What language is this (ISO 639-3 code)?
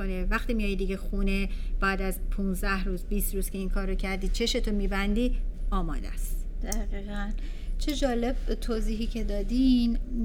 fas